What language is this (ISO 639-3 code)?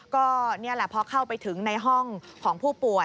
tha